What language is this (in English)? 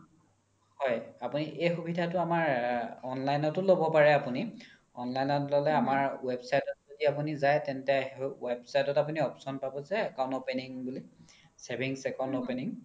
Assamese